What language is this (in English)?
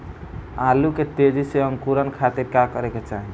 Bhojpuri